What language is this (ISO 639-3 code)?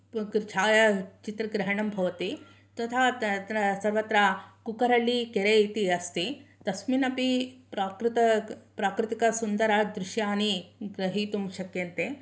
san